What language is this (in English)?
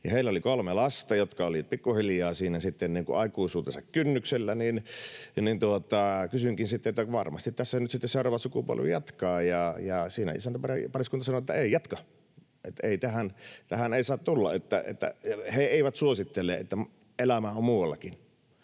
Finnish